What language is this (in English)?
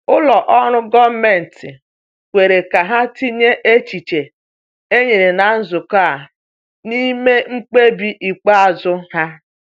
Igbo